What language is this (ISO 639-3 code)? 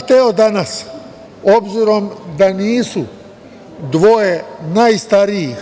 srp